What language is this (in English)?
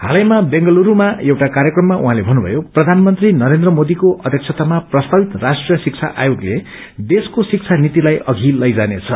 Nepali